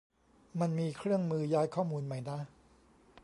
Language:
Thai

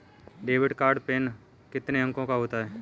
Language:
Hindi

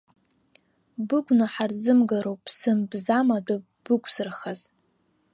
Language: Abkhazian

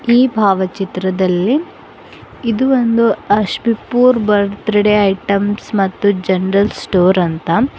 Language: Kannada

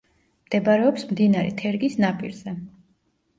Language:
Georgian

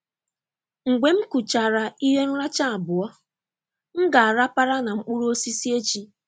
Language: Igbo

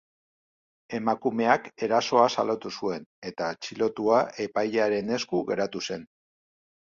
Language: Basque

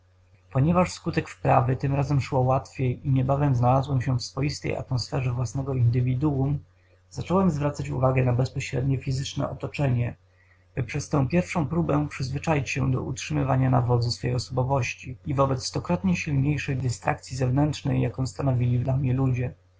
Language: Polish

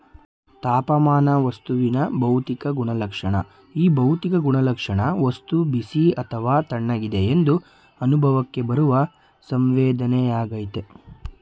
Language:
Kannada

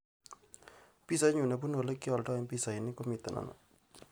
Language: Kalenjin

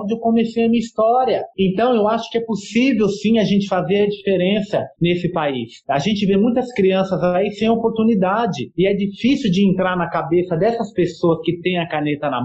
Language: Portuguese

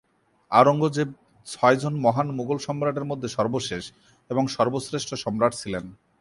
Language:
Bangla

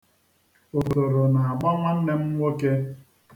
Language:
Igbo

